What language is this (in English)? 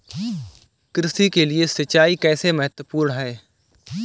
Hindi